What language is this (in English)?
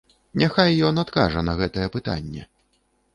Belarusian